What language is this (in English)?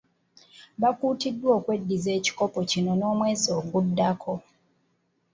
Ganda